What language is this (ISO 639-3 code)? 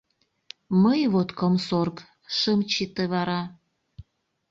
chm